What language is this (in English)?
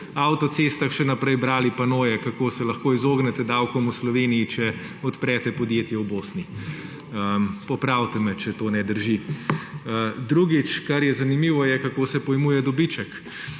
Slovenian